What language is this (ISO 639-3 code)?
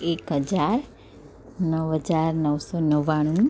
guj